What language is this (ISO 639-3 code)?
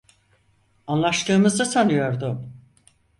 tur